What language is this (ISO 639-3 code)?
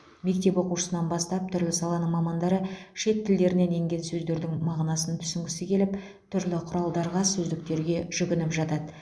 kaz